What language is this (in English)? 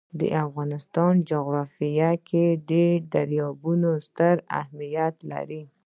Pashto